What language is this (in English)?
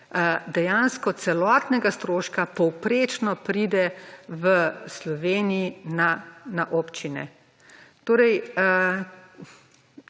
Slovenian